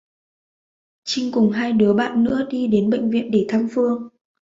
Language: Vietnamese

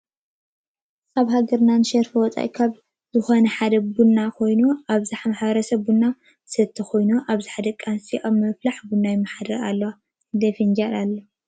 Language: Tigrinya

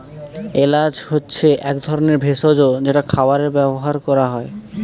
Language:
Bangla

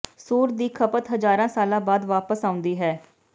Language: Punjabi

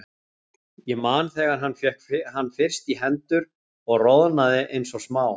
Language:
Icelandic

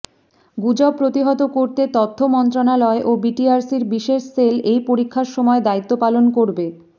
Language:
Bangla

